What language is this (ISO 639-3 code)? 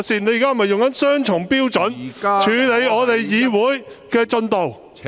yue